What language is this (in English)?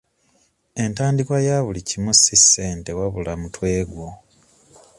Ganda